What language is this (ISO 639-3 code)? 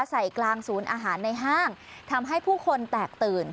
tha